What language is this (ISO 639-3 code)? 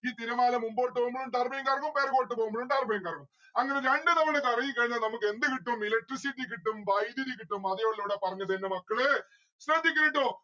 mal